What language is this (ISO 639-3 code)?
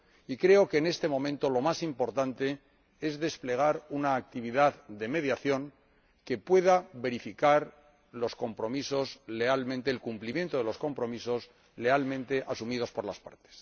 spa